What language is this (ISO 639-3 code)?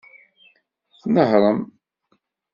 kab